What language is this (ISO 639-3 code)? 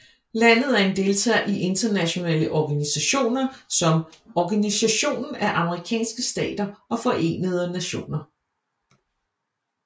dan